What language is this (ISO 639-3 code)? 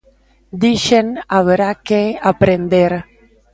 glg